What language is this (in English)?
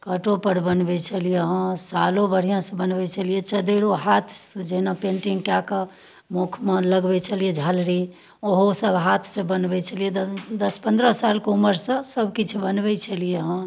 Maithili